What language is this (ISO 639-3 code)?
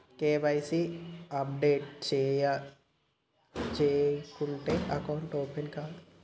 tel